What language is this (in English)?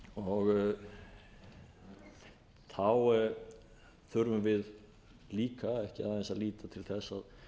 Icelandic